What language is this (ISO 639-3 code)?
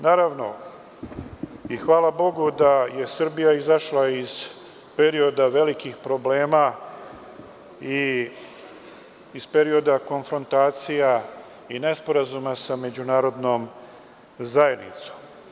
srp